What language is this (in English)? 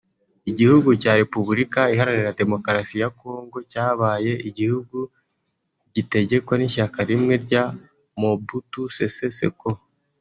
Kinyarwanda